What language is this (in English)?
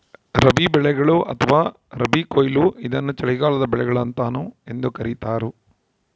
Kannada